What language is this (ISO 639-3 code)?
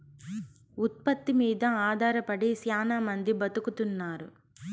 tel